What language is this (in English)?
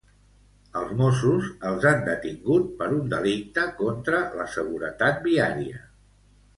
Catalan